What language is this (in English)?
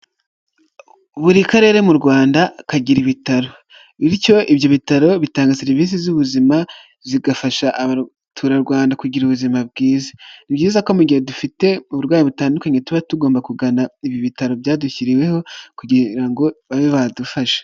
Kinyarwanda